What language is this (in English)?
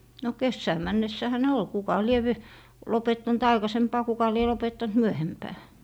Finnish